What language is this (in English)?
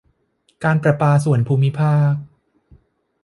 Thai